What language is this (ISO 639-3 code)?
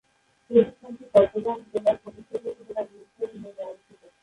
ben